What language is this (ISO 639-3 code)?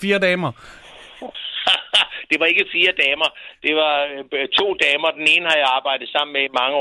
dan